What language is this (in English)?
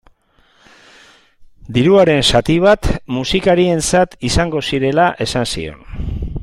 Basque